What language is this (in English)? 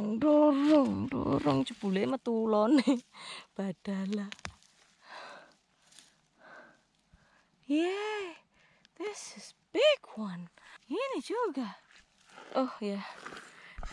Indonesian